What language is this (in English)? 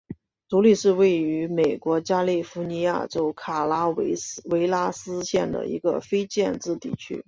Chinese